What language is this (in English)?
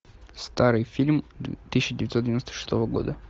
Russian